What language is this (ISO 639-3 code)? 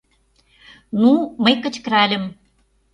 chm